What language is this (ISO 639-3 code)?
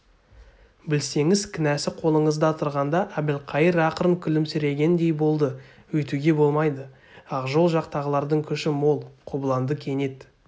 kaz